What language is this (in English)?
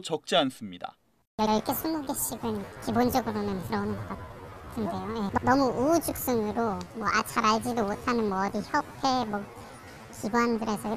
Korean